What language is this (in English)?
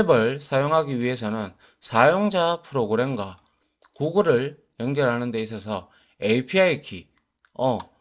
Korean